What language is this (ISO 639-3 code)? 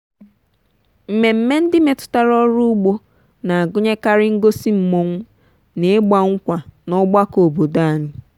ibo